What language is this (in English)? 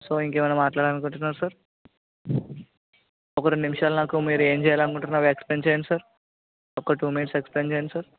Telugu